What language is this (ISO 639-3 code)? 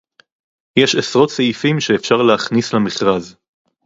heb